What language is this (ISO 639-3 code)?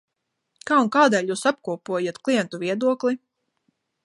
lav